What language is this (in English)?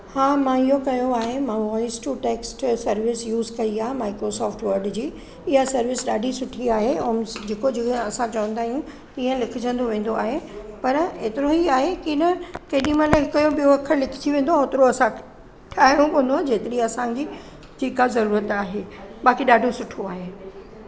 Sindhi